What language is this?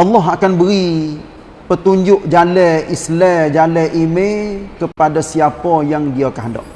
Malay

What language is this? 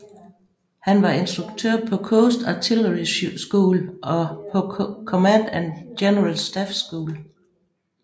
Danish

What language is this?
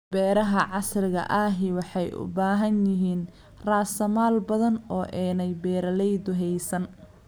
Somali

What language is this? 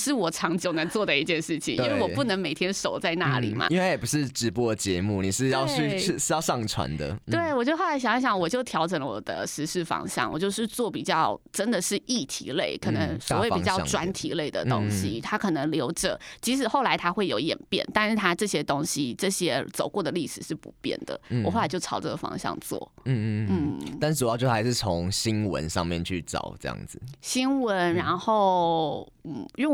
Chinese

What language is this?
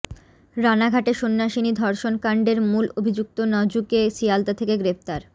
Bangla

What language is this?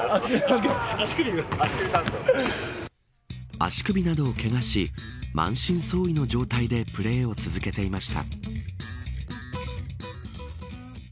Japanese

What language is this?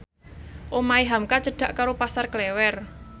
Javanese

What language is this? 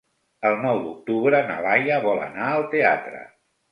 Catalan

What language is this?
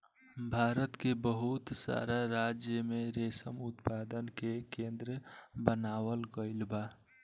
Bhojpuri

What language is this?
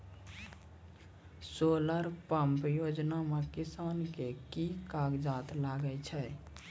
Maithili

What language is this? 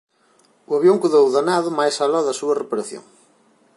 Galician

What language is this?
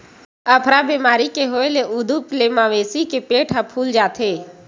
Chhattisgarhi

